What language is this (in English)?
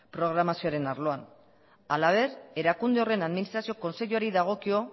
Basque